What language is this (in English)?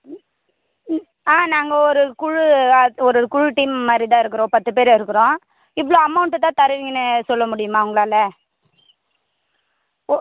Tamil